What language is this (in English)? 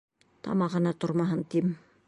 Bashkir